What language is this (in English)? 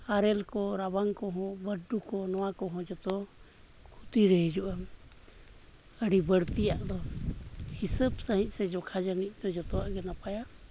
Santali